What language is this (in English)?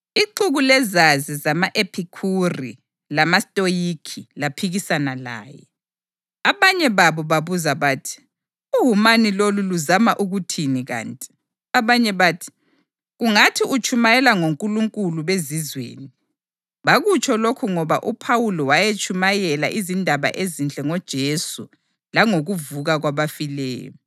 North Ndebele